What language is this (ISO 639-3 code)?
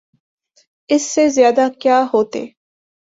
urd